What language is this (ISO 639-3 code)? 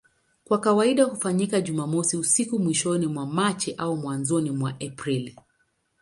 swa